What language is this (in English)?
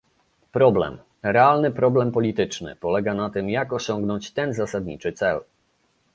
Polish